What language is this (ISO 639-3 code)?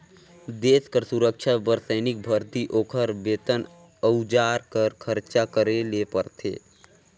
hne